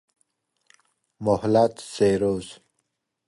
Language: Persian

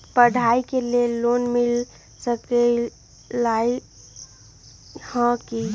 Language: Magahi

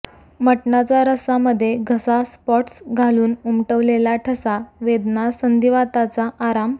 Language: Marathi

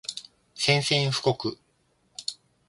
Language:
Japanese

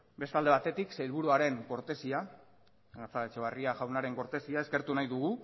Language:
Basque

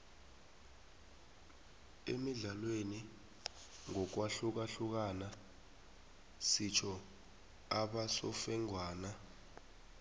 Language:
South Ndebele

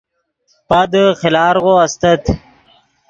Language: Yidgha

